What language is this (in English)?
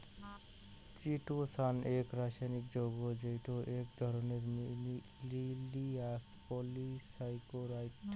Bangla